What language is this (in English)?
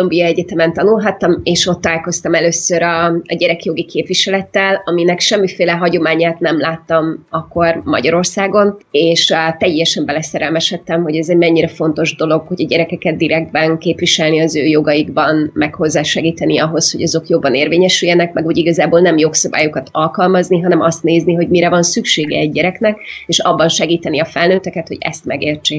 Hungarian